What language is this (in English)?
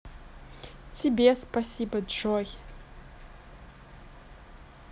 Russian